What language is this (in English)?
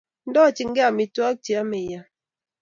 Kalenjin